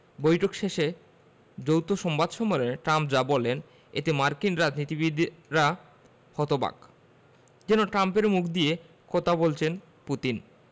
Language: Bangla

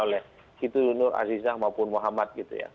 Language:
Indonesian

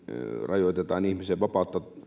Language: Finnish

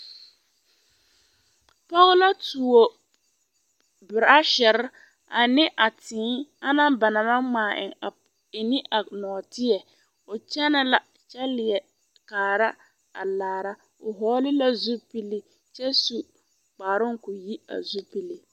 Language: Southern Dagaare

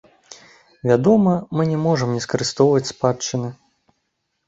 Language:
Belarusian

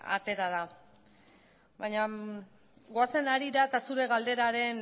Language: Basque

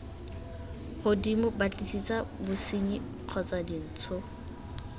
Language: Tswana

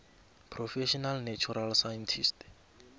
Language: South Ndebele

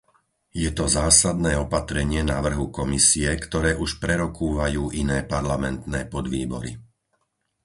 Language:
Slovak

